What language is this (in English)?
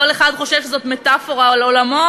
Hebrew